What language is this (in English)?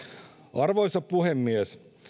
Finnish